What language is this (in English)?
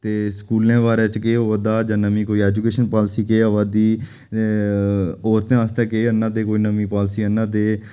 Dogri